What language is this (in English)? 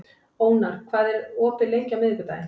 Icelandic